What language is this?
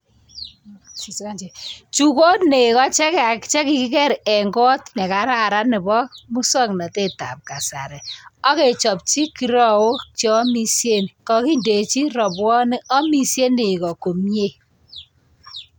Kalenjin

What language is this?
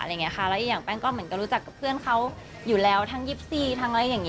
Thai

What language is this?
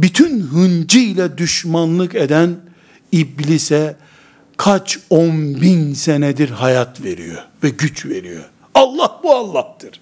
Turkish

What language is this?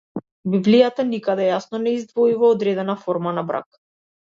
Macedonian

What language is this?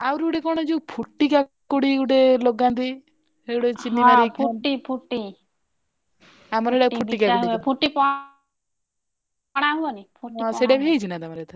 Odia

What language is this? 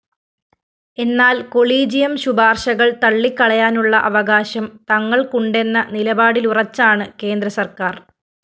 Malayalam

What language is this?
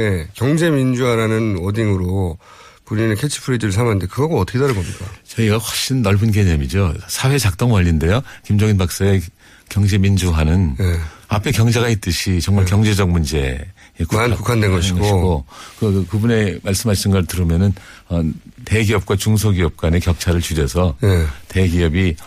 Korean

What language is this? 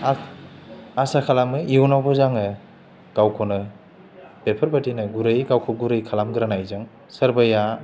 Bodo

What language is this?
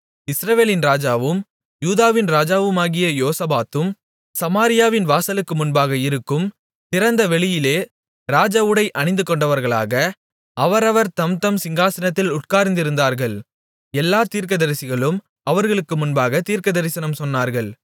Tamil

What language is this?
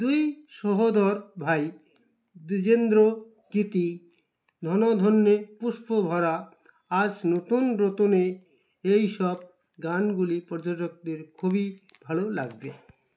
Bangla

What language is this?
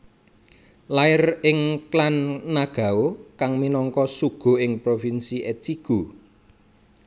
Javanese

